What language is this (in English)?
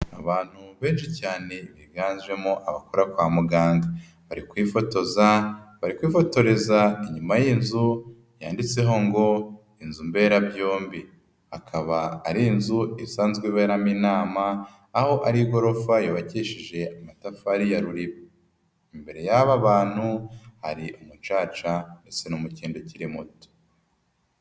Kinyarwanda